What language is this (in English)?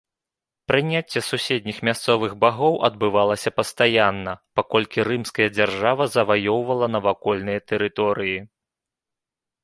Belarusian